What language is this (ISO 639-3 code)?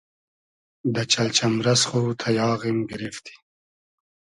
haz